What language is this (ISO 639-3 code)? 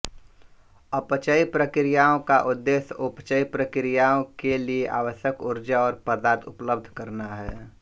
hin